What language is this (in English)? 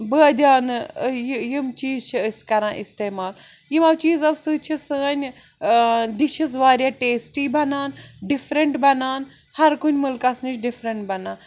Kashmiri